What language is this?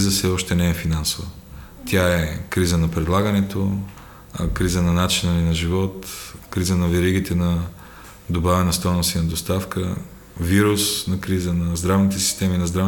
Bulgarian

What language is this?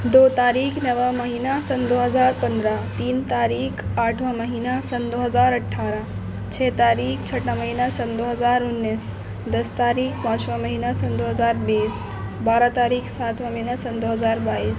Urdu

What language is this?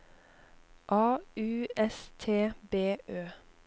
Norwegian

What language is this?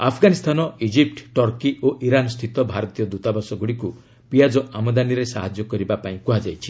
Odia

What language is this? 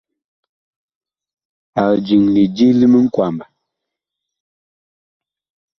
Bakoko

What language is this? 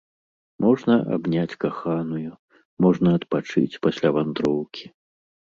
Belarusian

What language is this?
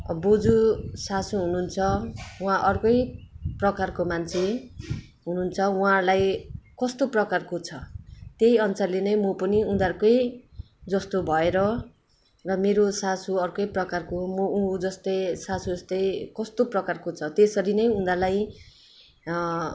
Nepali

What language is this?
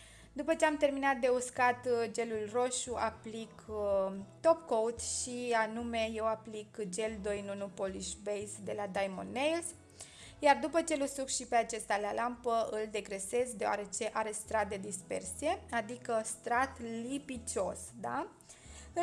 Romanian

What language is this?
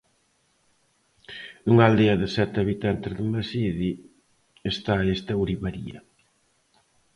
Galician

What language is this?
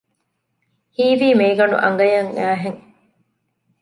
Divehi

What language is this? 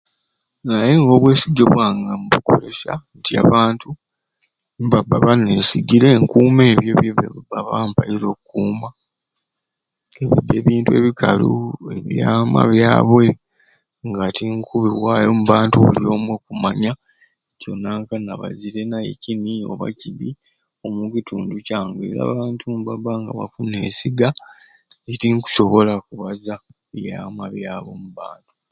Ruuli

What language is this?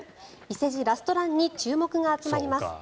Japanese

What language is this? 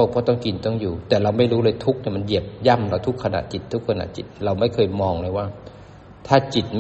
Thai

